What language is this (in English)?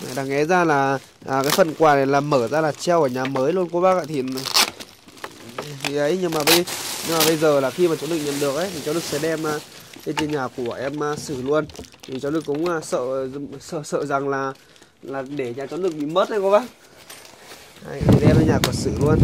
Vietnamese